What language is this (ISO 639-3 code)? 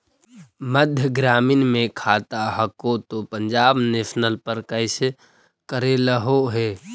mag